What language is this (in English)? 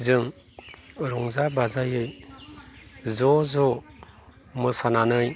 Bodo